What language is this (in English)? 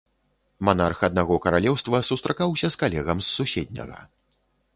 Belarusian